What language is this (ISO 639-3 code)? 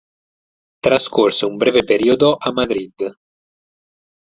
ita